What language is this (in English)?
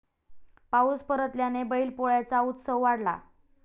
Marathi